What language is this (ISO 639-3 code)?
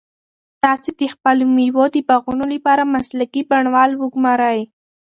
pus